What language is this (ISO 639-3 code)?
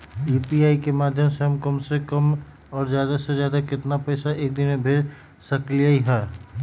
mag